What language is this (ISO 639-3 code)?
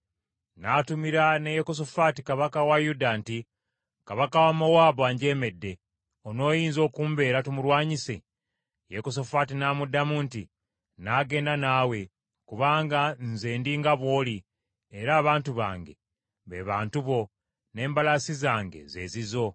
lug